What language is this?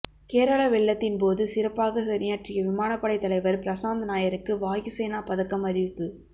Tamil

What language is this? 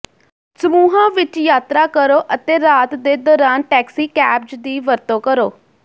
Punjabi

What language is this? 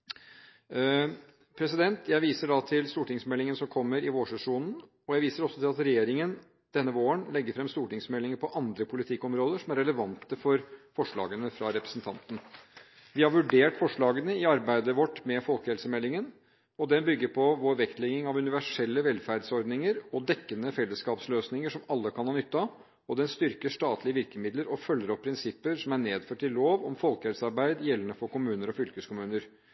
Norwegian Bokmål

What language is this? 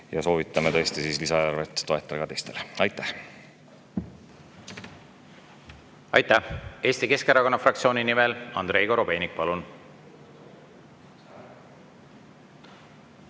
Estonian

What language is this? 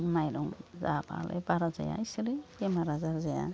Bodo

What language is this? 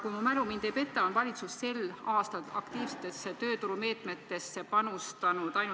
Estonian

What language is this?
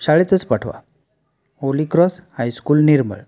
Marathi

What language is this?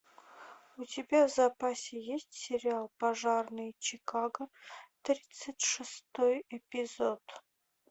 Russian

